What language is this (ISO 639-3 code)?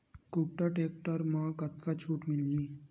hne